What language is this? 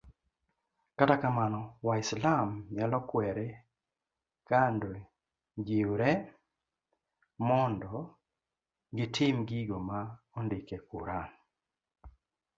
Luo (Kenya and Tanzania)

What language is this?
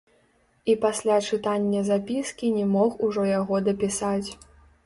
Belarusian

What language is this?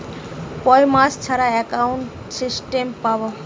Bangla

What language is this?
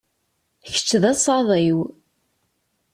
Kabyle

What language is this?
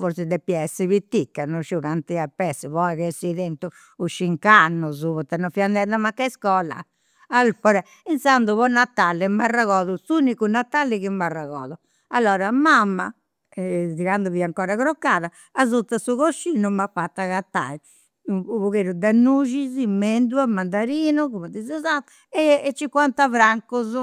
Campidanese Sardinian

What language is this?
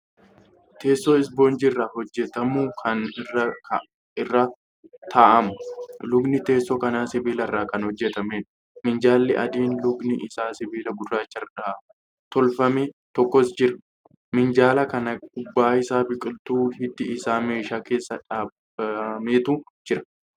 Oromo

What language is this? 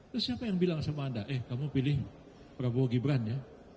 Indonesian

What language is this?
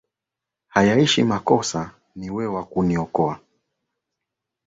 Swahili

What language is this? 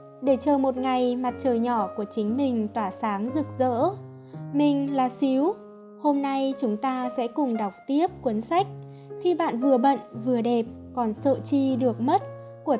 Vietnamese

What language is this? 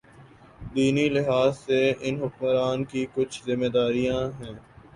Urdu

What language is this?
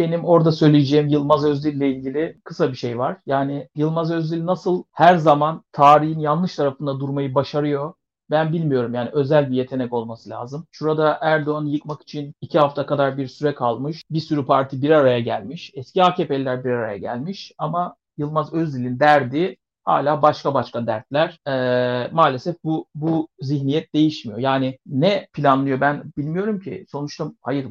Turkish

